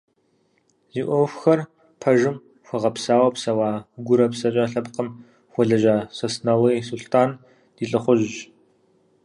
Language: Kabardian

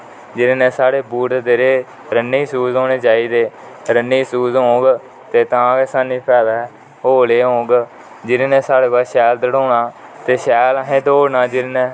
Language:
Dogri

